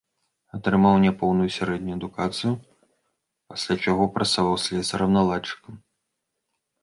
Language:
Belarusian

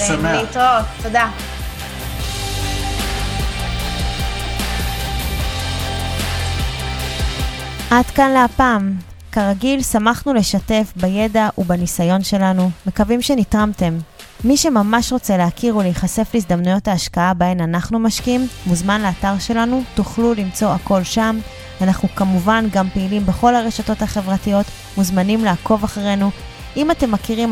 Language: Hebrew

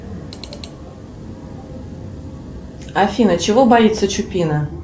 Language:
Russian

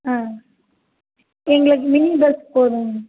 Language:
Tamil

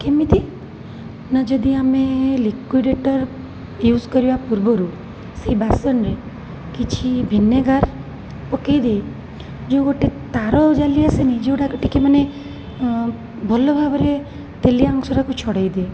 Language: Odia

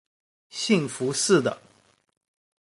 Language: Chinese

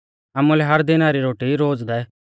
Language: Mahasu Pahari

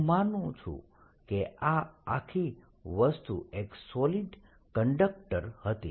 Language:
Gujarati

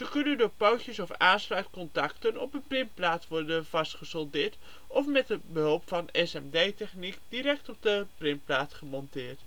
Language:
Dutch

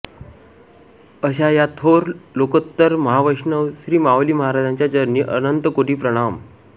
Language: Marathi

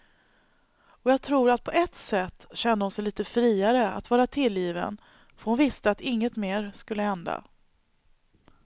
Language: Swedish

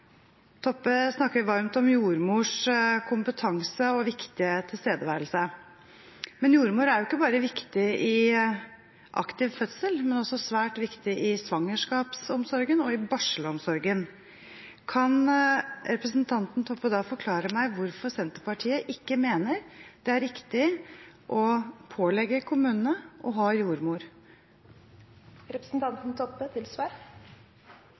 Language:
Norwegian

